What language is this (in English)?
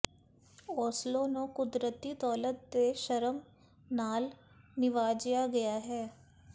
Punjabi